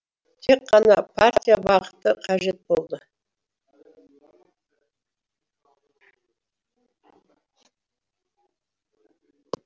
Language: Kazakh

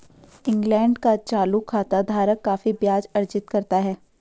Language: Hindi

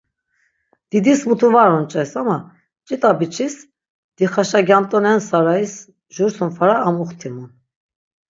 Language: Laz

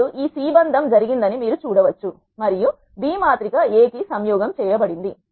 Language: Telugu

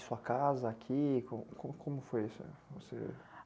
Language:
Portuguese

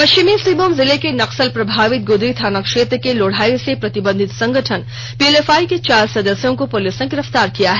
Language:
Hindi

